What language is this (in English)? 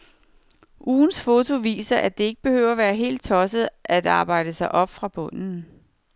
Danish